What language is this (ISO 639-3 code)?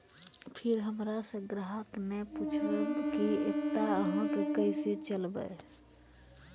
mai